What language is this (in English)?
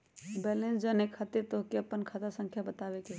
Magahi